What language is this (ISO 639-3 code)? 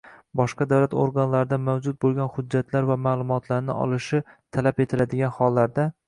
uzb